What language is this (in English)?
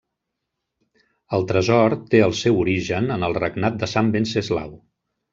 Catalan